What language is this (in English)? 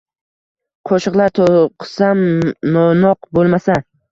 Uzbek